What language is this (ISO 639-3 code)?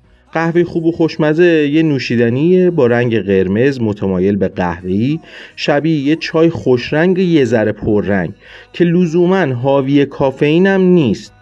fas